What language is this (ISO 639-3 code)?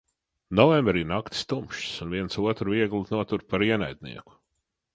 lav